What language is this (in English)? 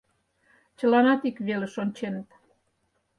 Mari